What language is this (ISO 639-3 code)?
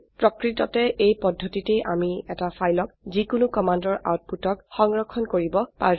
asm